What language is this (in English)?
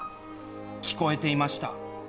Japanese